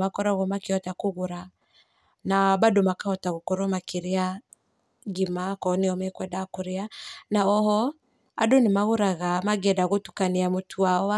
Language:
Kikuyu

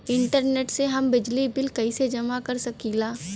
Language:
Bhojpuri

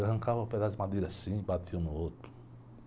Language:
Portuguese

